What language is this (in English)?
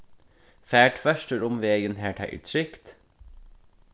Faroese